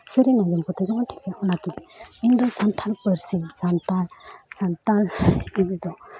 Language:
Santali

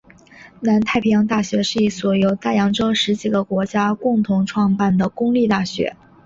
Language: Chinese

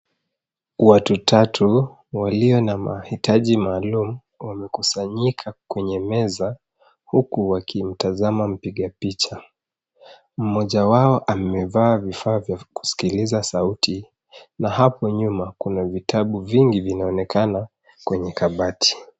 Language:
Swahili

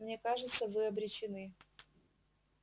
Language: Russian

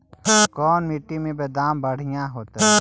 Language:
Magahi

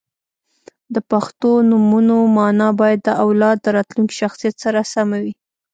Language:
Pashto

